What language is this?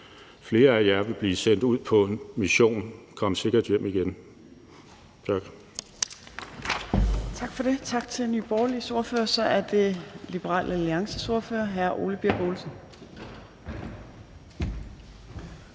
Danish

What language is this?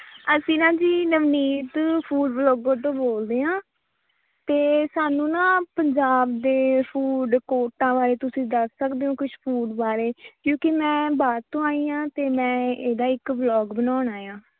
Punjabi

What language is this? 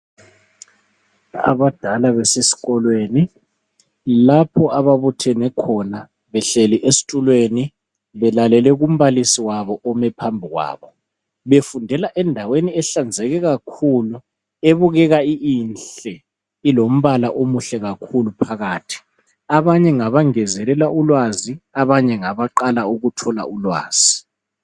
North Ndebele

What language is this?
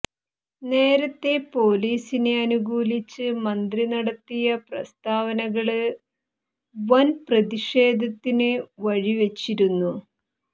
Malayalam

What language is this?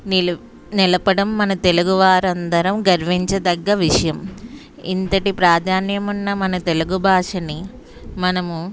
Telugu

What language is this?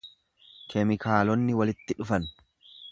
Oromo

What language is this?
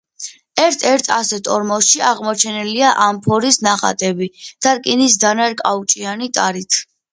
Georgian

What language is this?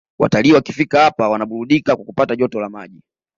Swahili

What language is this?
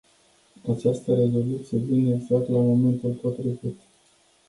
Romanian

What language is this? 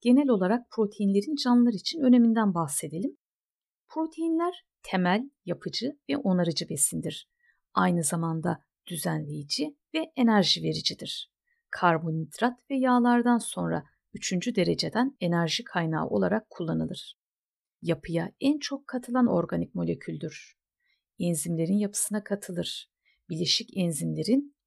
Turkish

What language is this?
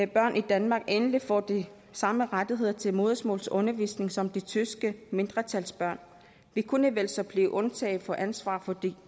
Danish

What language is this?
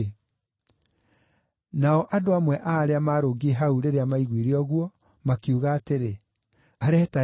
Kikuyu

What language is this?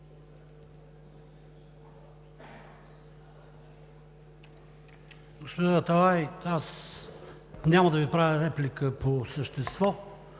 Bulgarian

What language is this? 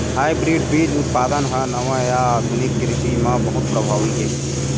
Chhattisgarhi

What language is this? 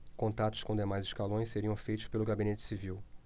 Portuguese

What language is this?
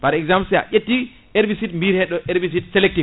Fula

